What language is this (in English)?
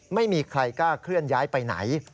Thai